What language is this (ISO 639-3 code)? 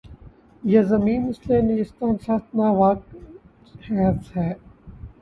urd